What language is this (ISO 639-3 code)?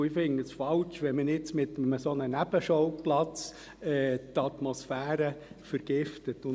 gsw